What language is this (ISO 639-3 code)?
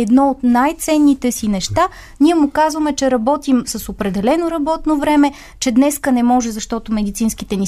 bul